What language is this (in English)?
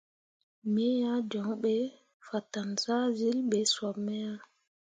Mundang